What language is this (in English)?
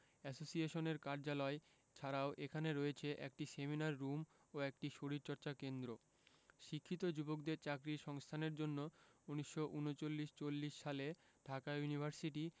Bangla